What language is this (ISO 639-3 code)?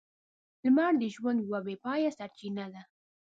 pus